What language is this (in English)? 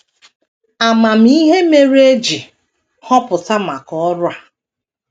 Igbo